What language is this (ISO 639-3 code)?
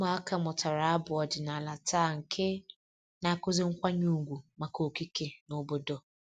ibo